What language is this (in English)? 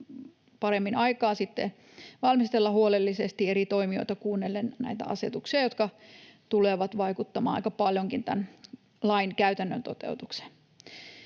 Finnish